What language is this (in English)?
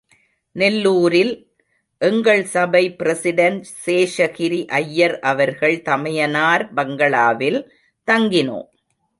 Tamil